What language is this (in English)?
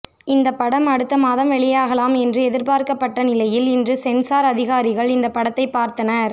Tamil